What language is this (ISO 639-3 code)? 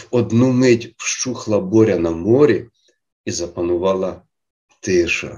ukr